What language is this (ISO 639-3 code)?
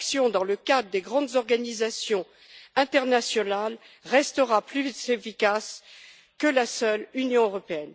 fra